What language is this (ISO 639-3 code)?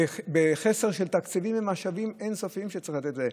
heb